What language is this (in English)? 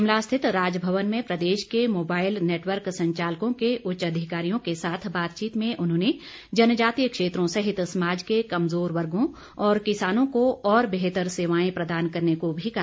Hindi